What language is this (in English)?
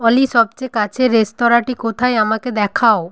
Bangla